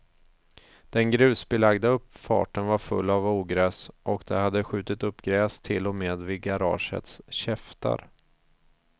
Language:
Swedish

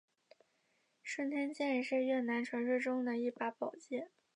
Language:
Chinese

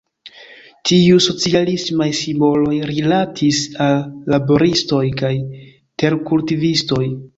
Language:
Esperanto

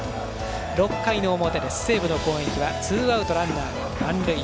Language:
Japanese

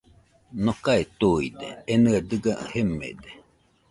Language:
Nüpode Huitoto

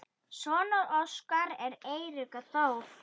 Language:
Icelandic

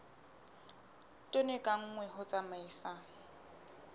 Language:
Southern Sotho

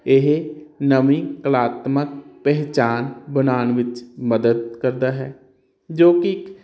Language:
Punjabi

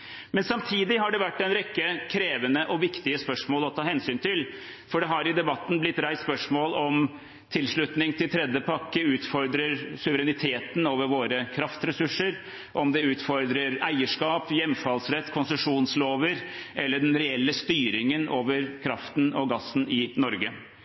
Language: Norwegian Bokmål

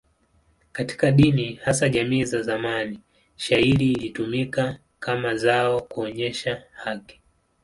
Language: Swahili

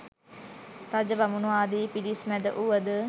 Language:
Sinhala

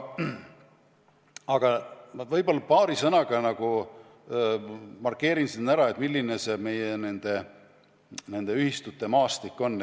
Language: Estonian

